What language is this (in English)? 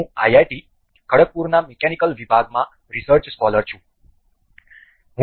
Gujarati